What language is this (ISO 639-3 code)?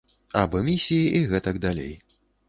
bel